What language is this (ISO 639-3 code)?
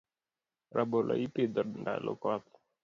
luo